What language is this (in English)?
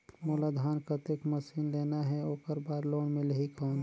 Chhattisgarhi